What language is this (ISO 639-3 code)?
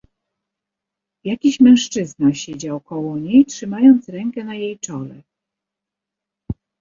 pol